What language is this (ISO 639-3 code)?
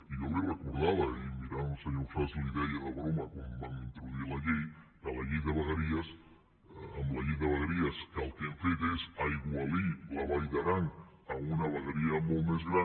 cat